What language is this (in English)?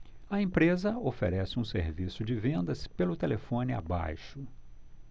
Portuguese